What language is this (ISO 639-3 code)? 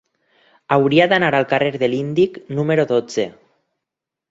cat